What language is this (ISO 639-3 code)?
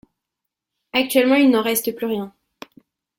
fra